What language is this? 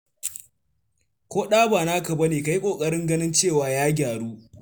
Hausa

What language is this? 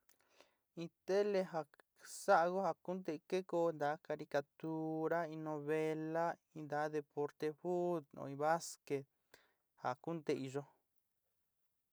Sinicahua Mixtec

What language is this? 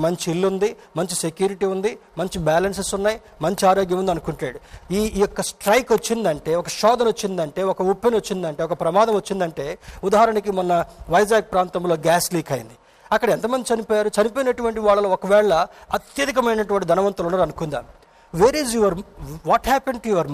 Telugu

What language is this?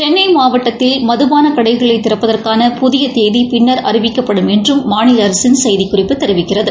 Tamil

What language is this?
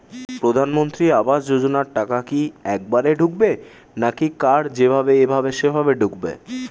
Bangla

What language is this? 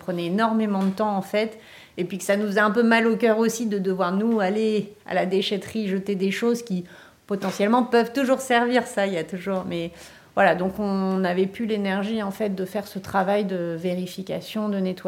French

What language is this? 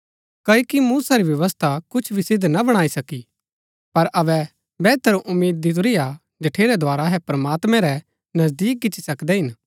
Gaddi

